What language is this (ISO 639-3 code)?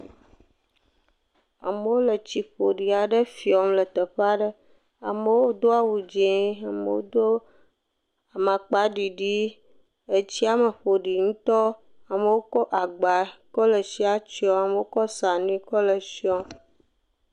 ewe